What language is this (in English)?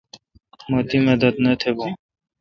Kalkoti